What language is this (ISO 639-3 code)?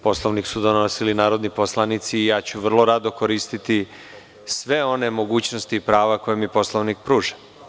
srp